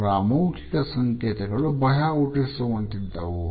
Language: Kannada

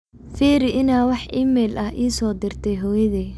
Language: Somali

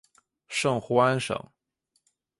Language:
Chinese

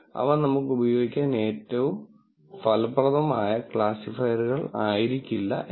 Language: Malayalam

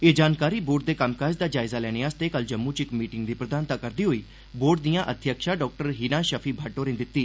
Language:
Dogri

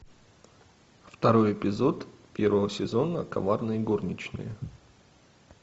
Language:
Russian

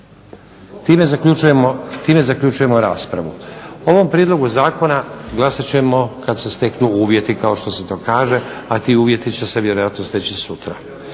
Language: Croatian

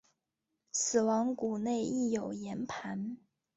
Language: Chinese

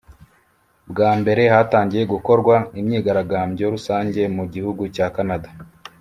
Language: Kinyarwanda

